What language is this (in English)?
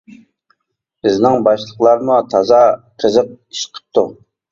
Uyghur